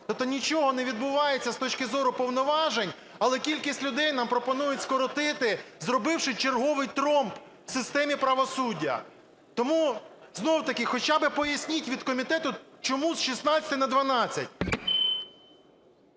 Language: Ukrainian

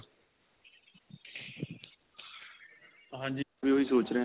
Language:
Punjabi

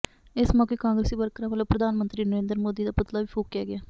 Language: Punjabi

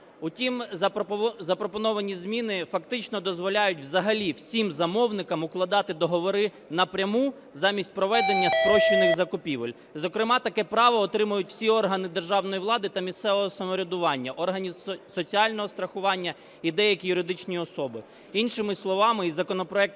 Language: Ukrainian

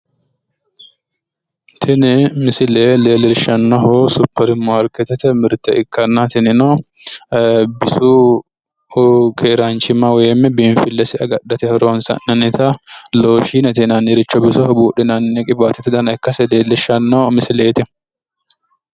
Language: Sidamo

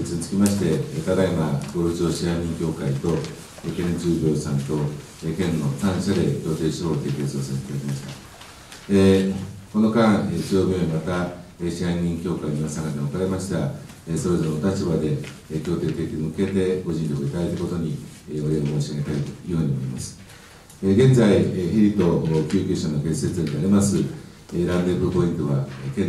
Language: Japanese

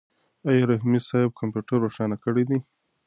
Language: Pashto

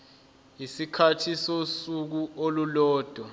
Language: Zulu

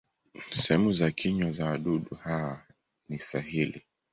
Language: Swahili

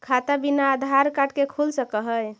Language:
Magahi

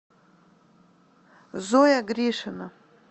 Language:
Russian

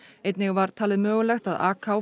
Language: Icelandic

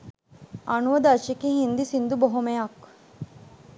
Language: Sinhala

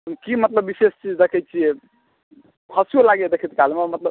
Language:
Maithili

